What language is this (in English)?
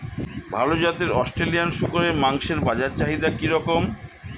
Bangla